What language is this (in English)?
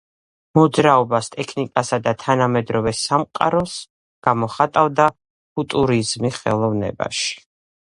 Georgian